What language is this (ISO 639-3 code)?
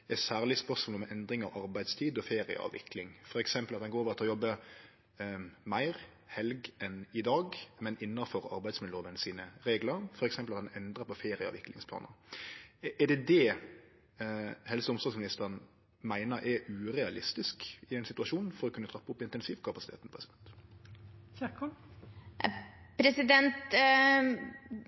nno